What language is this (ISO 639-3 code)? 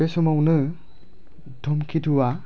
brx